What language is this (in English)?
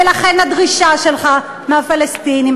Hebrew